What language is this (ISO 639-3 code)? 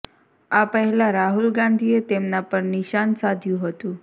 guj